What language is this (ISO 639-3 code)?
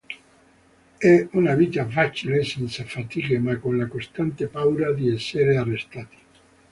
ita